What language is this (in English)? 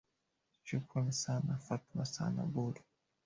Swahili